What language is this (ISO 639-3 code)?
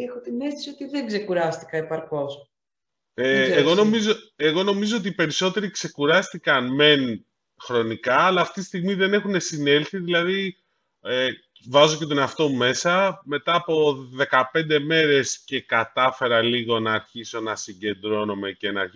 ell